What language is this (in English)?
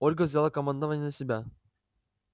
Russian